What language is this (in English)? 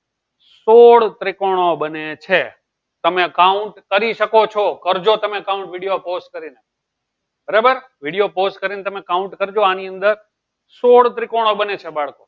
Gujarati